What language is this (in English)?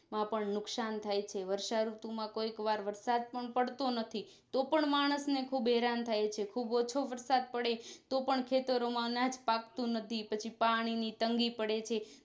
Gujarati